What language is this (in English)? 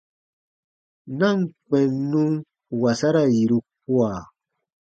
Baatonum